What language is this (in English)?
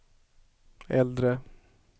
Swedish